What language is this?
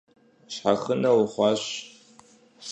Kabardian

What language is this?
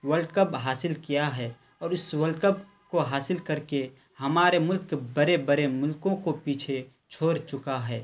Urdu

